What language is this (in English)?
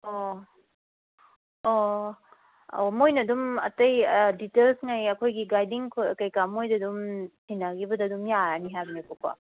Manipuri